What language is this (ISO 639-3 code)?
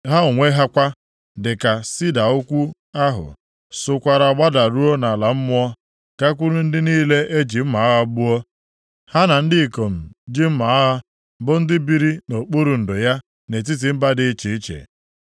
ibo